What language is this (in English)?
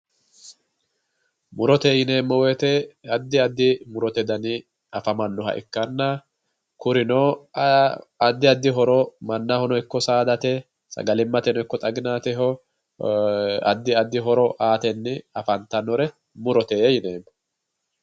Sidamo